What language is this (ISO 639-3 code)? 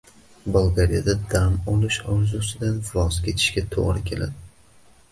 uzb